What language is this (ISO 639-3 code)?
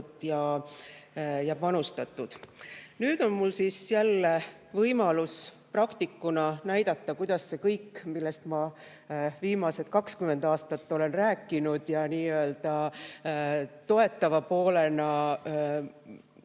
est